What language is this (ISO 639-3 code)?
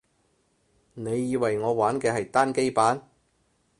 yue